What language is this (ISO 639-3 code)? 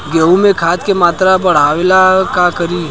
bho